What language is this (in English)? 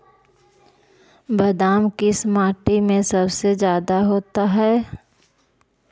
Magahi